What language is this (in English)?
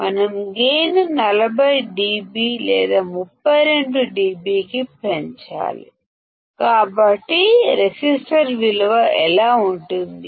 Telugu